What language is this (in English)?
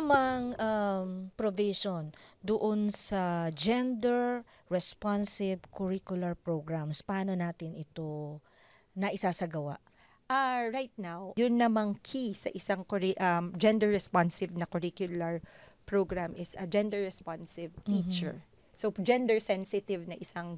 Filipino